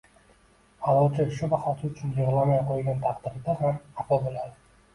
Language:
Uzbek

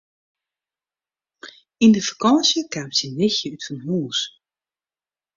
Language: Western Frisian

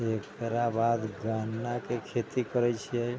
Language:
Maithili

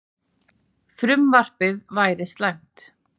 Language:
Icelandic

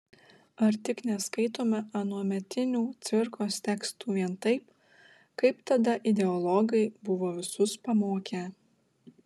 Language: Lithuanian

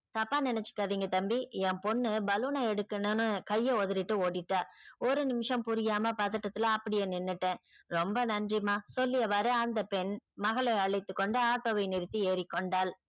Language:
Tamil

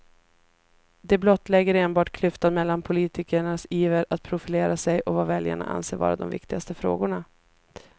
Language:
Swedish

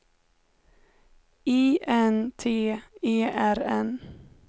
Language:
Swedish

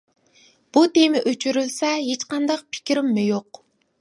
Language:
Uyghur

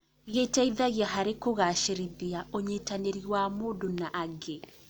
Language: Kikuyu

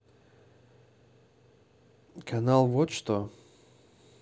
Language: Russian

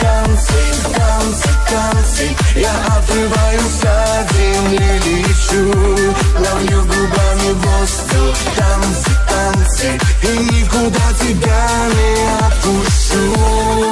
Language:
Russian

